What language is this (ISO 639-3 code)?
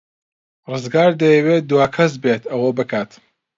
ckb